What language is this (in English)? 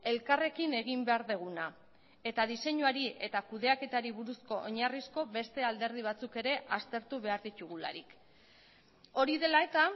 Basque